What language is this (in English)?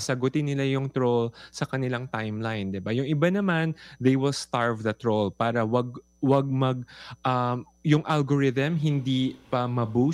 Filipino